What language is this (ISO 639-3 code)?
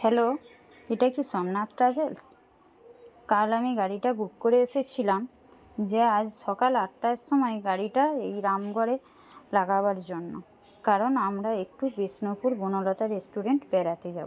ben